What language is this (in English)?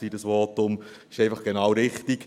Swiss German